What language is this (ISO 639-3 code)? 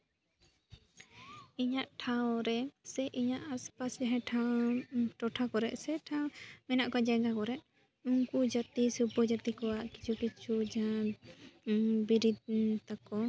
sat